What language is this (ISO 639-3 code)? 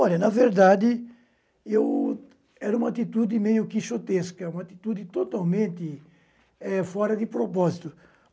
por